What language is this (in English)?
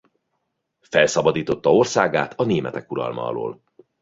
Hungarian